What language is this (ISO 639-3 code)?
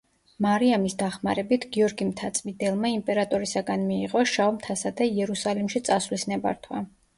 kat